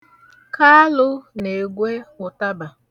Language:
Igbo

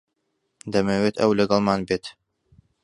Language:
Central Kurdish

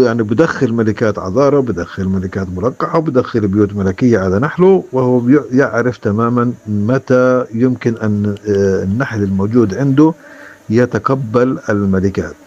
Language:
Arabic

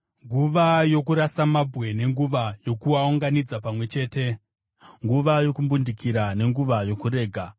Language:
Shona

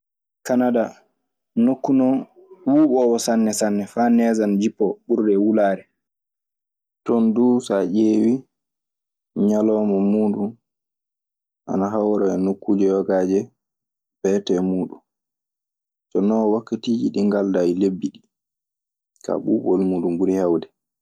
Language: Maasina Fulfulde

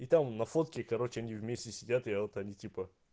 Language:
Russian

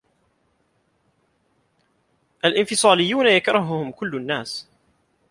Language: Arabic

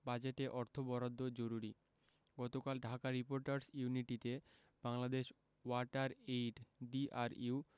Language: Bangla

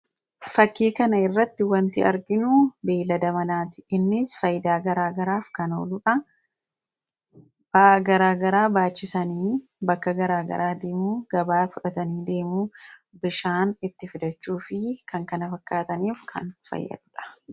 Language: Oromo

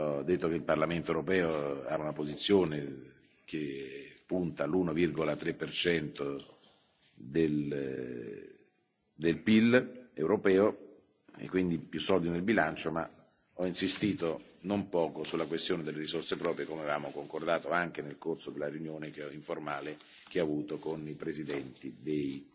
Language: Italian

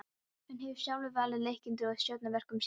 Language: Icelandic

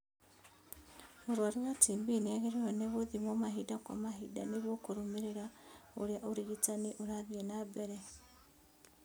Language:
Kikuyu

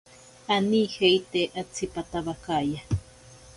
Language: Ashéninka Perené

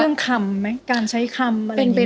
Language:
Thai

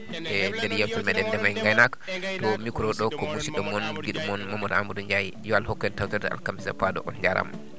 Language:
Fula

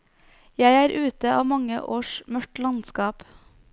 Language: Norwegian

